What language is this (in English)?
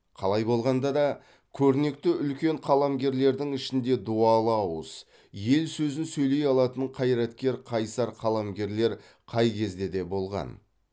Kazakh